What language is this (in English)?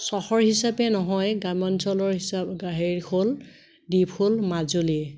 Assamese